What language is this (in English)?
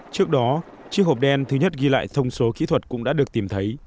Vietnamese